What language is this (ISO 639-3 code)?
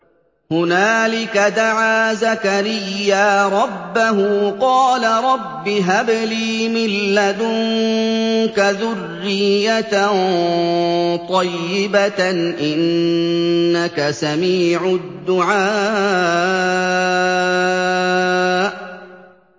ara